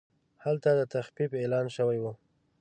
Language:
Pashto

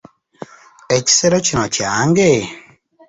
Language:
Ganda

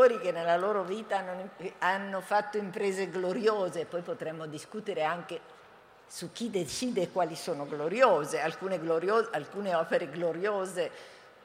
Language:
Italian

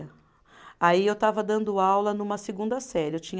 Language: Portuguese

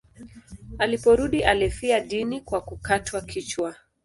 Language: Swahili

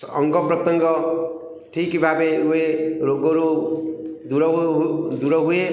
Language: Odia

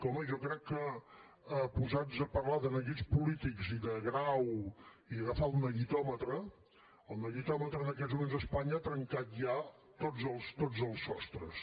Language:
Catalan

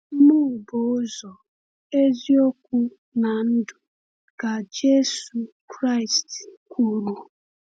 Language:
Igbo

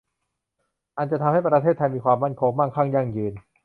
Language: Thai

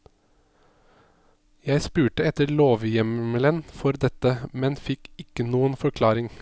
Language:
Norwegian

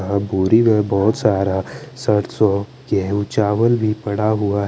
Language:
Hindi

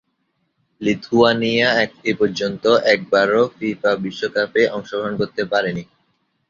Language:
Bangla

